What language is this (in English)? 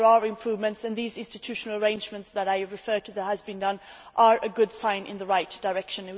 English